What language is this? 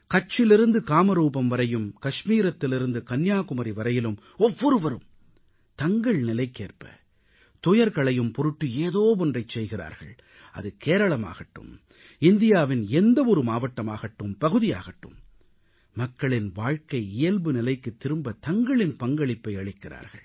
Tamil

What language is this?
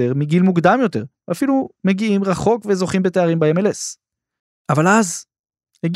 Hebrew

